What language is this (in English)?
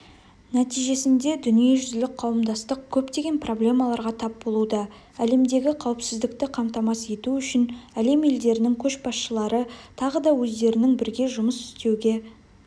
Kazakh